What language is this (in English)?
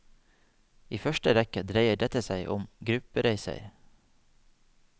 Norwegian